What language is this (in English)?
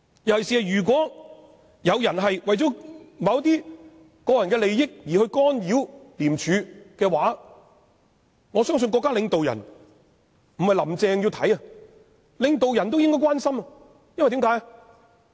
Cantonese